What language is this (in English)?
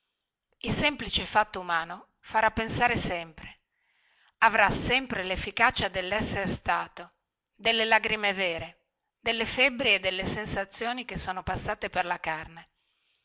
Italian